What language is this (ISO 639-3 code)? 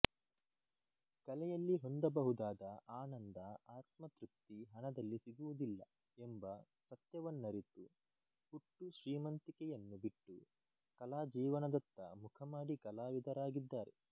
kan